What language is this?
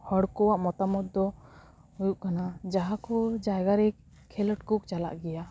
Santali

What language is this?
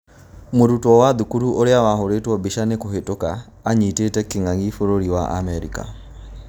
Kikuyu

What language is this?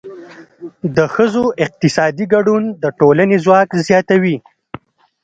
Pashto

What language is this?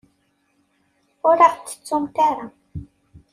Kabyle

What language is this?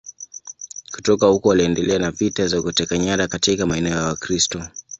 Swahili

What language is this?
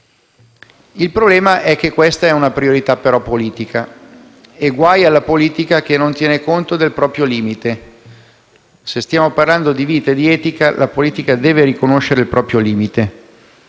Italian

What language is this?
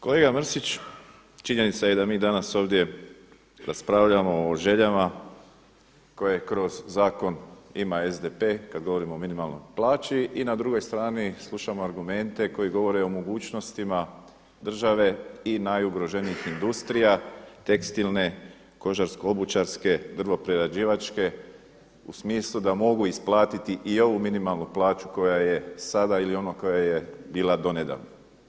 Croatian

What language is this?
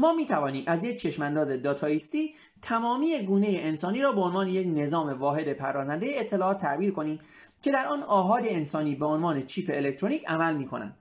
Persian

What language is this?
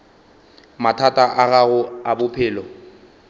Northern Sotho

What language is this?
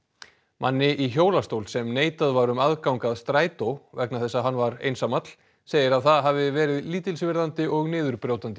Icelandic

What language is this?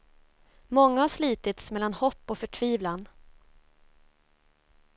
Swedish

